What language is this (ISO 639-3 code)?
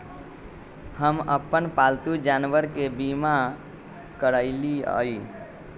mag